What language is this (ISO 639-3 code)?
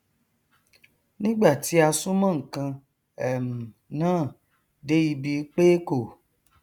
yor